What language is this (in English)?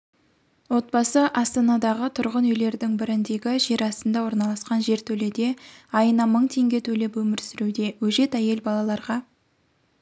Kazakh